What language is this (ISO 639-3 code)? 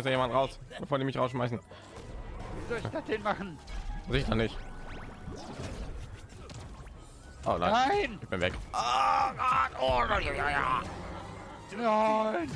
deu